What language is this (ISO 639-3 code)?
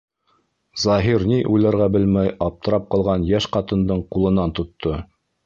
bak